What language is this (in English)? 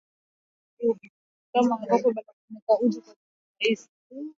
Swahili